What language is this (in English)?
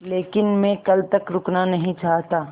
Hindi